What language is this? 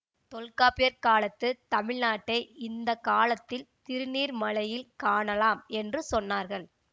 Tamil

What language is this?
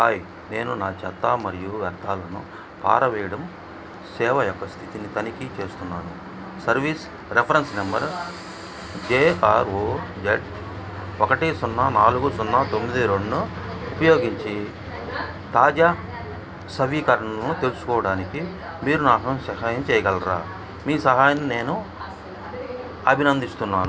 Telugu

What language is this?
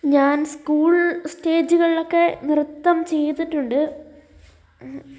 Malayalam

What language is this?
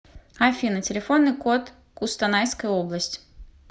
Russian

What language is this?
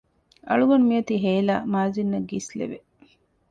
Divehi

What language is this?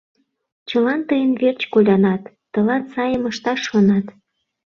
Mari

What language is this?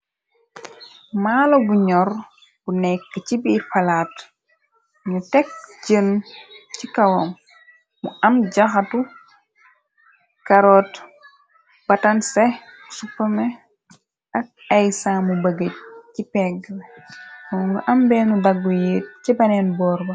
Wolof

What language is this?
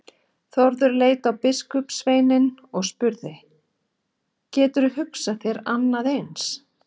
Icelandic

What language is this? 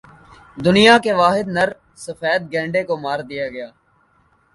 Urdu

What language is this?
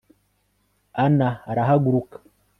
Kinyarwanda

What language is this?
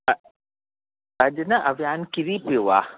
Sindhi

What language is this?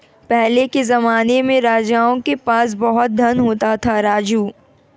Hindi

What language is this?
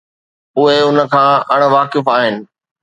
Sindhi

